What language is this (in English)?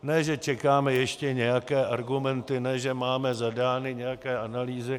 Czech